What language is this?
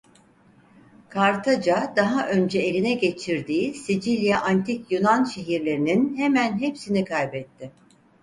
Turkish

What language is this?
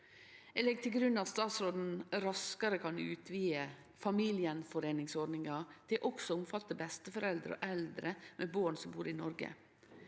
Norwegian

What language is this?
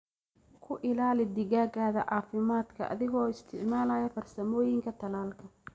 Somali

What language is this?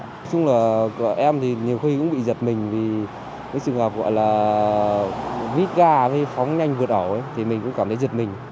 Vietnamese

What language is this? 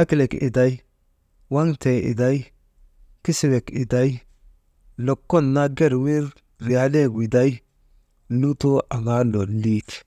Maba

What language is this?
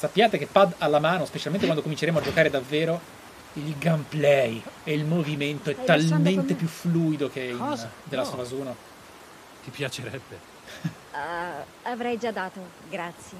Italian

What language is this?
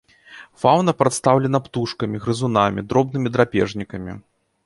Belarusian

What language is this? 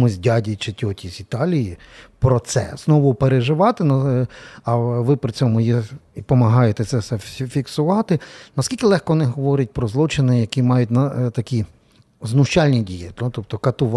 Ukrainian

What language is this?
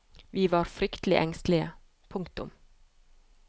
Norwegian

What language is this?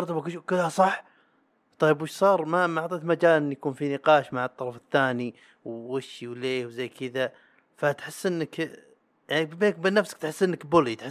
Arabic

